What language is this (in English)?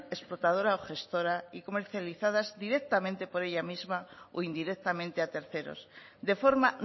Spanish